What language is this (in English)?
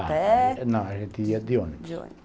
Portuguese